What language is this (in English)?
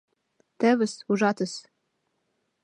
Mari